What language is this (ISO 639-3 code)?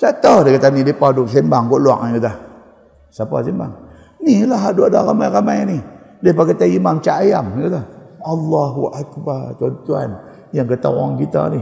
msa